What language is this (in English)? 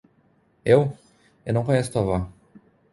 Portuguese